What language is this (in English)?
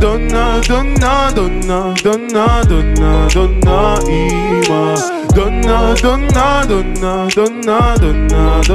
French